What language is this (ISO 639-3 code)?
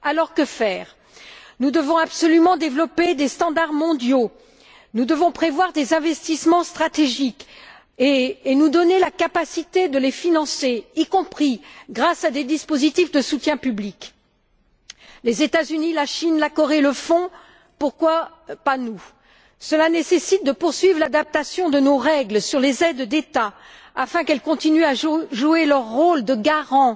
fra